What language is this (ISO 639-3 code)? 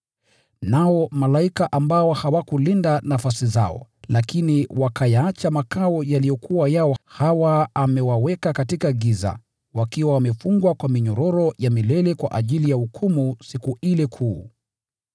swa